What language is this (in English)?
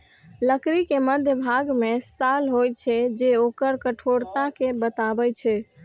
Maithili